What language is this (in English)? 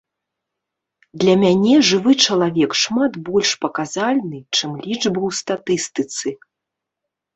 Belarusian